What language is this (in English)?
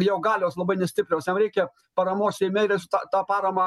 Lithuanian